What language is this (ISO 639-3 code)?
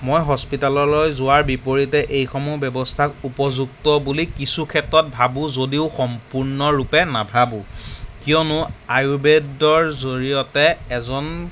asm